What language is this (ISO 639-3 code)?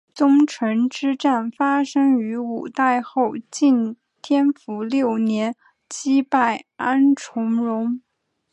zho